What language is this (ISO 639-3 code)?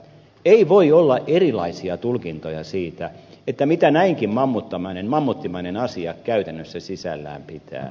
fin